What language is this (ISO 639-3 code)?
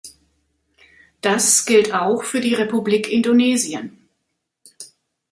deu